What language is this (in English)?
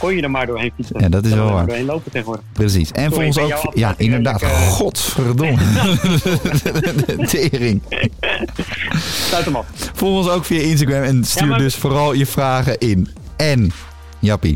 Dutch